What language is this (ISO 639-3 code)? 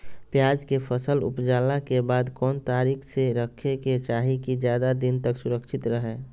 mag